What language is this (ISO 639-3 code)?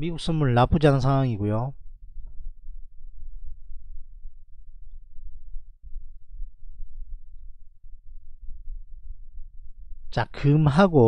kor